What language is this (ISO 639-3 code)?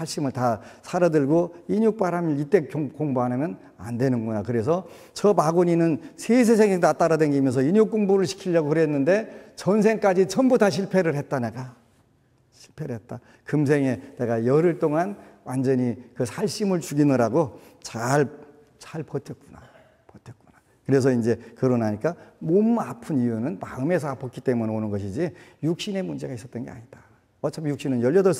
kor